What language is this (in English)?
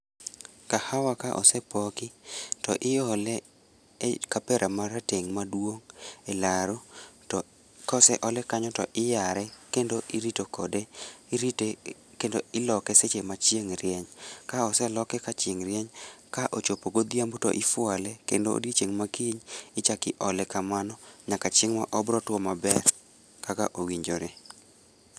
Luo (Kenya and Tanzania)